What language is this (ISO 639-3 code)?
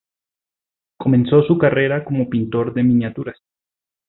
spa